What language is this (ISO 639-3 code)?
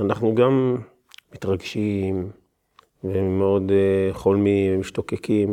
heb